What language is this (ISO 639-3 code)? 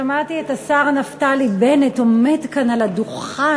heb